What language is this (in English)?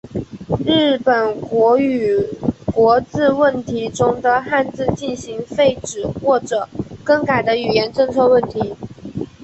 Chinese